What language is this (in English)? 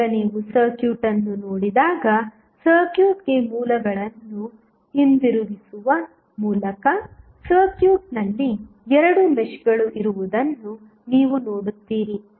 Kannada